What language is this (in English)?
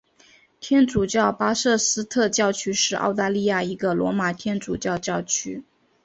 Chinese